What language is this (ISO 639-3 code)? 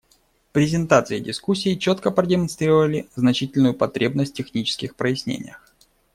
rus